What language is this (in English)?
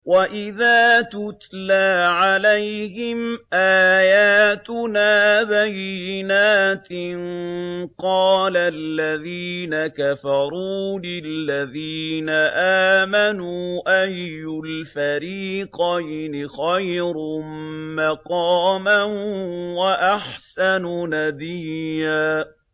Arabic